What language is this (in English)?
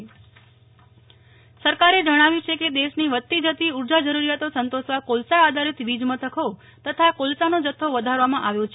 Gujarati